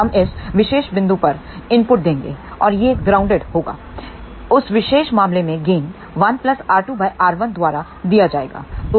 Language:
Hindi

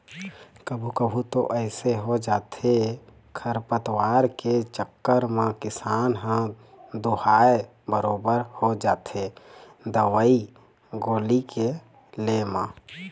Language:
Chhattisgarhi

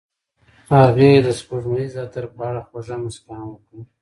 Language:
Pashto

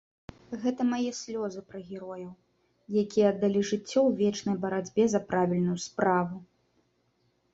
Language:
Belarusian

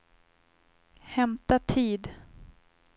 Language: Swedish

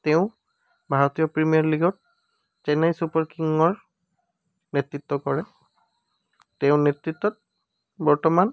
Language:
Assamese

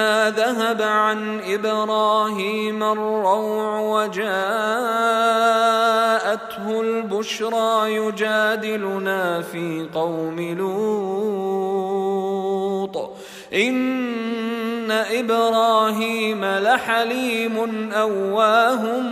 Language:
Arabic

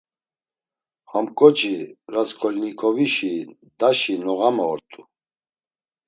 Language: Laz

